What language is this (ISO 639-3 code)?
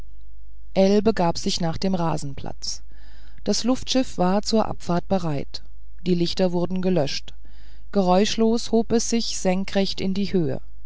deu